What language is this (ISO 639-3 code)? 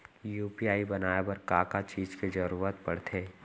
hne